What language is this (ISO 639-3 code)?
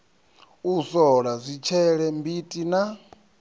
ven